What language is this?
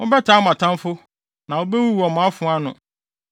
Akan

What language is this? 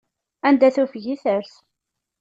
Kabyle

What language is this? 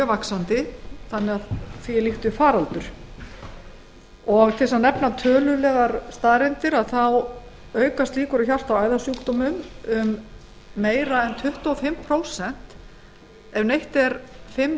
Icelandic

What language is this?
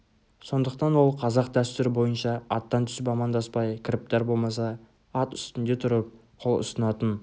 Kazakh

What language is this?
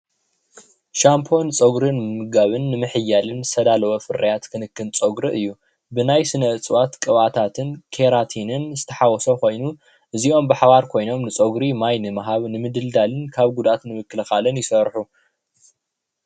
Tigrinya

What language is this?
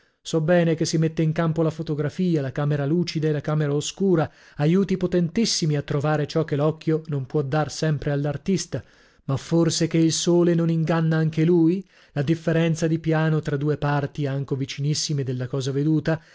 Italian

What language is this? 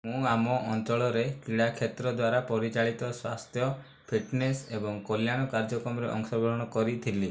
Odia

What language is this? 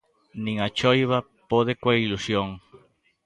Galician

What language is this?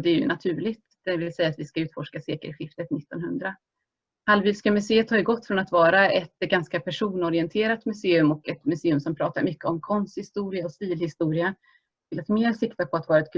Swedish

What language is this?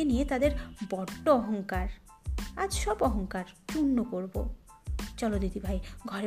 Bangla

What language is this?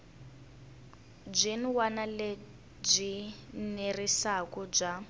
Tsonga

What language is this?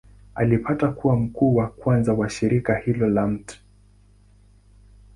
Swahili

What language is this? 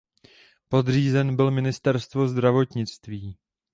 Czech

